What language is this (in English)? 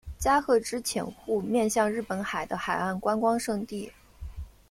Chinese